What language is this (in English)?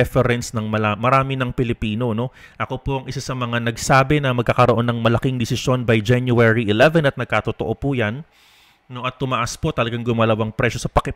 Filipino